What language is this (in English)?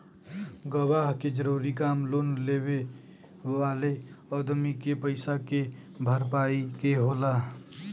Bhojpuri